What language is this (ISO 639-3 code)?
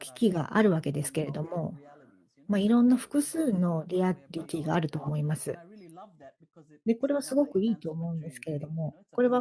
jpn